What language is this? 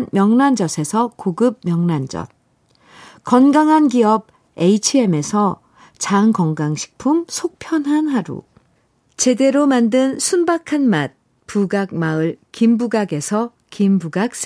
Korean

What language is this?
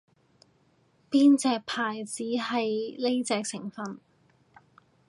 Cantonese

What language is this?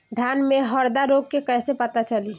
Bhojpuri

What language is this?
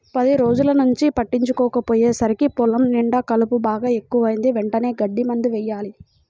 Telugu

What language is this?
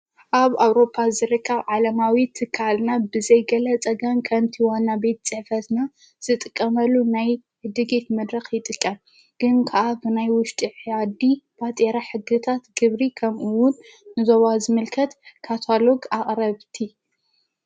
Tigrinya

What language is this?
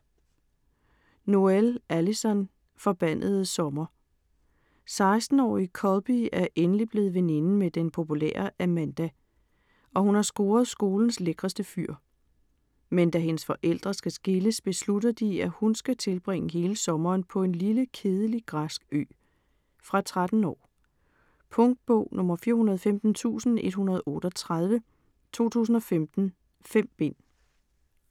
Danish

